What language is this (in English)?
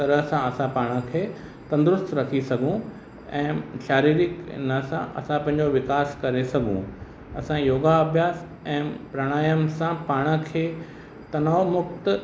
Sindhi